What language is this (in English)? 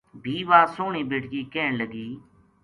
Gujari